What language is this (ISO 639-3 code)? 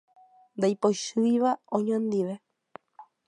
grn